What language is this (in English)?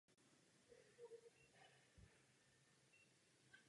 Czech